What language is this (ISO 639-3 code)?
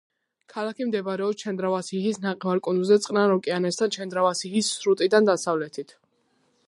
kat